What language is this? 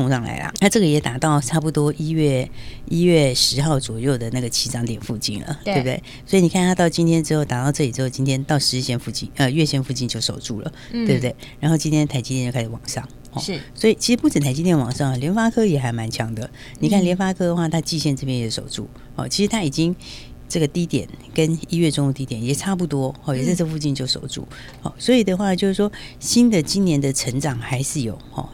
Chinese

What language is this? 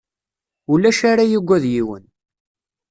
Kabyle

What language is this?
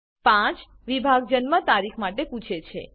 Gujarati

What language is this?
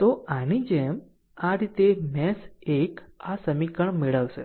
Gujarati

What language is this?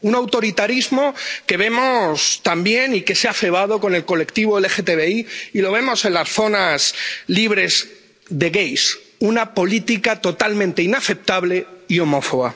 Spanish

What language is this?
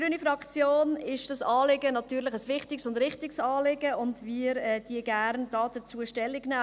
Swiss German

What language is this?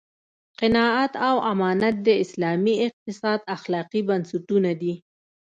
Pashto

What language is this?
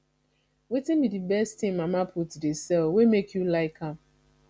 Nigerian Pidgin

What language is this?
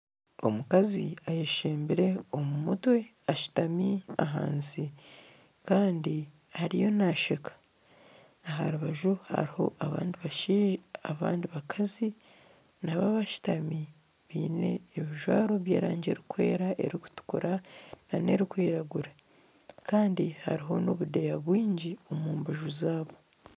Nyankole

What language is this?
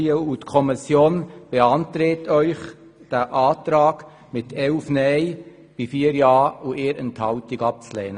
Swiss German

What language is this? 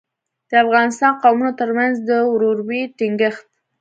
Pashto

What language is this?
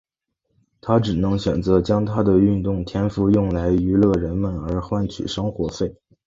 Chinese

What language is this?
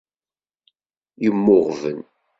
Kabyle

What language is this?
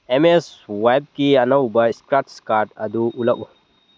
Manipuri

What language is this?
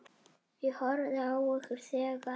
Icelandic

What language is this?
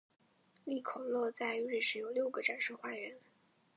Chinese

